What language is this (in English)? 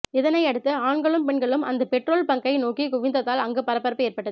Tamil